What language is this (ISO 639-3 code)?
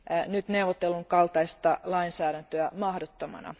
fin